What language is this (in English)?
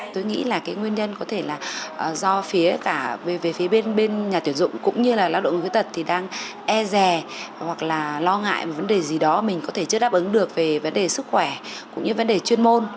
Vietnamese